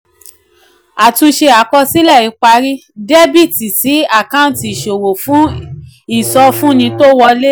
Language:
Yoruba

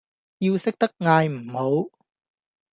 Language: Cantonese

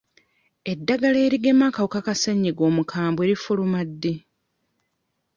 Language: Ganda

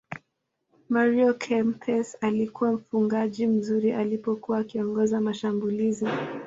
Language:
Swahili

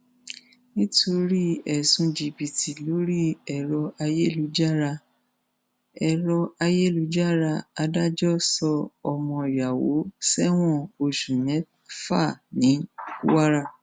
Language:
Yoruba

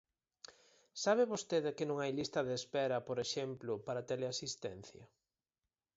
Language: Galician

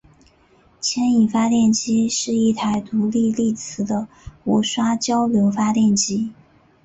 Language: Chinese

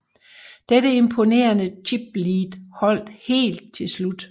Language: Danish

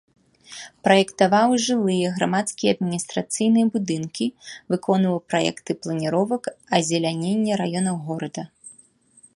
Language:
Belarusian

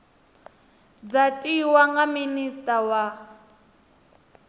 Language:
Venda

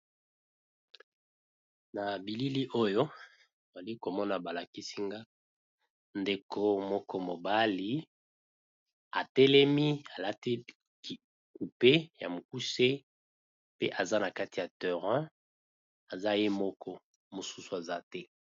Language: Lingala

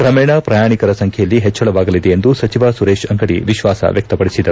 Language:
Kannada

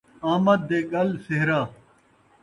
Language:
Saraiki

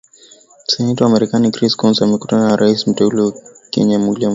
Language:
Swahili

